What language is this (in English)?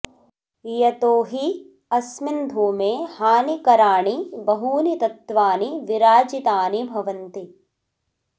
Sanskrit